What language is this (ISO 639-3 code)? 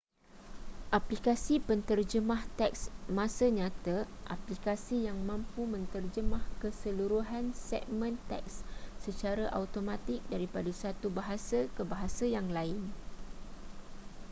msa